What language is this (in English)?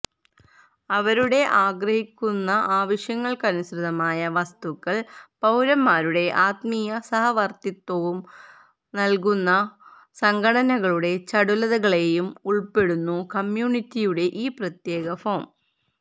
Malayalam